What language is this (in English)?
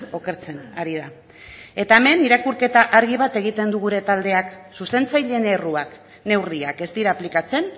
Basque